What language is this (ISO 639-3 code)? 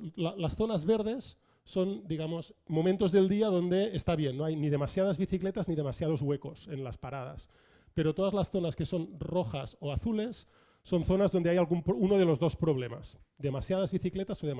spa